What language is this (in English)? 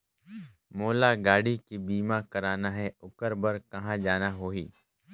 Chhattisgarhi